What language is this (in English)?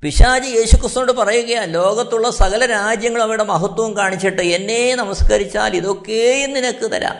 Malayalam